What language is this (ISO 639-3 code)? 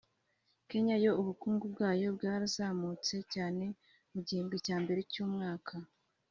kin